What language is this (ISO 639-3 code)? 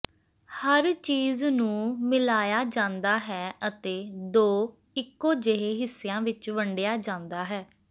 pan